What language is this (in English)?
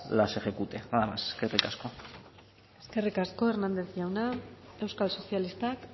Basque